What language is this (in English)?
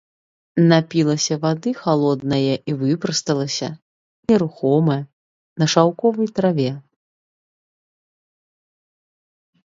Belarusian